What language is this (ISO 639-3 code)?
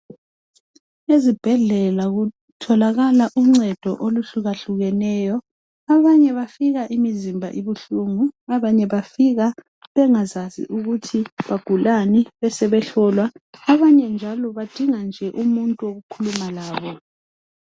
nde